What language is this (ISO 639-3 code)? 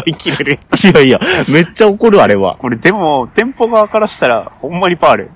jpn